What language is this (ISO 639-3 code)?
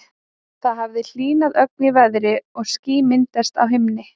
isl